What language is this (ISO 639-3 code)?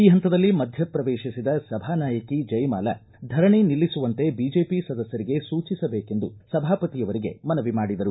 kan